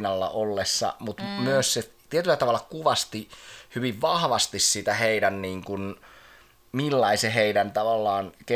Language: Finnish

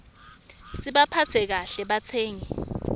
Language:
Swati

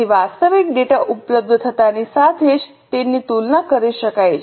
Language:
Gujarati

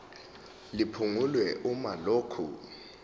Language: Zulu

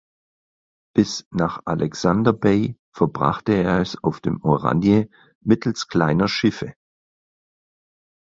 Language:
German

